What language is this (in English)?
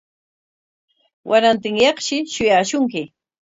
Corongo Ancash Quechua